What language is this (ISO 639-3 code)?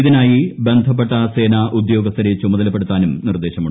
mal